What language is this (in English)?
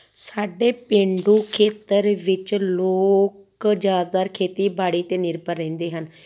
Punjabi